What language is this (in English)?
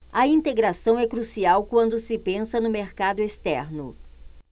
Portuguese